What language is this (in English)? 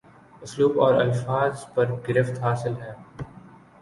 Urdu